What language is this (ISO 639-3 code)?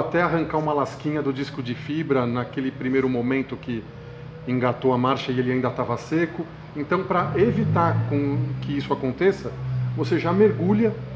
por